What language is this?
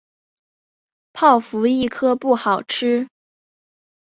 Chinese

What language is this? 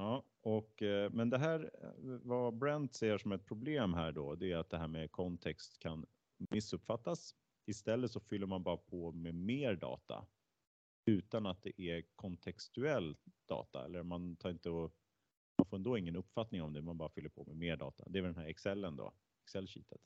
Swedish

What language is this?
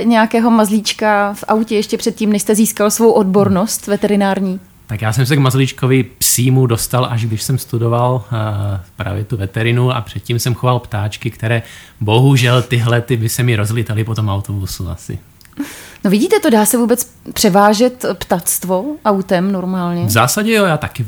Czech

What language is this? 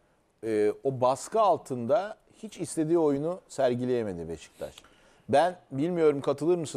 Turkish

